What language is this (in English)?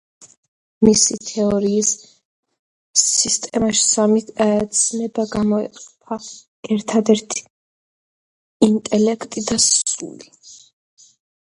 Georgian